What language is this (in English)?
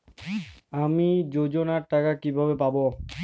Bangla